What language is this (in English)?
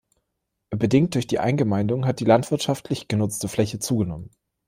German